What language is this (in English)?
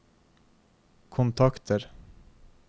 Norwegian